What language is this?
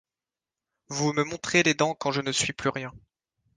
French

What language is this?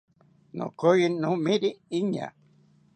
South Ucayali Ashéninka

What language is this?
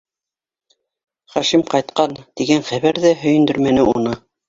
Bashkir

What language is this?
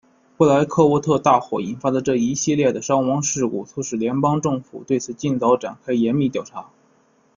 Chinese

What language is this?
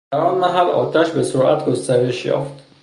Persian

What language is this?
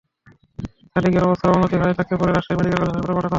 Bangla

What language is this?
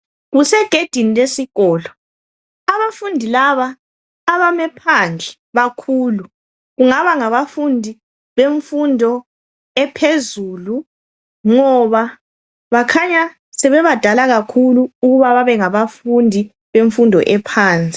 North Ndebele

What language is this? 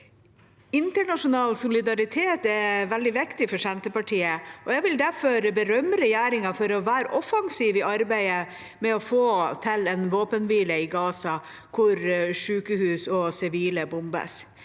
Norwegian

